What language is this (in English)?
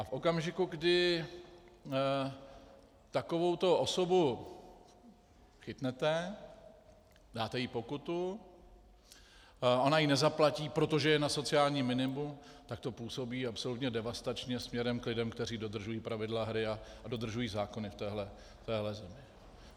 Czech